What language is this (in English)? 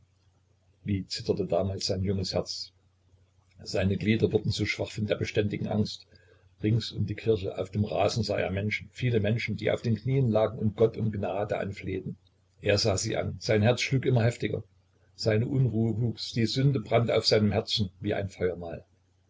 German